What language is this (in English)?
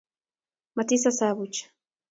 Kalenjin